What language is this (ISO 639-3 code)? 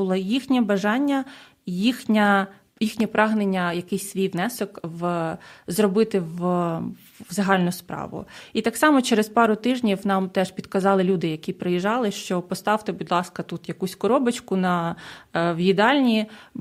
ukr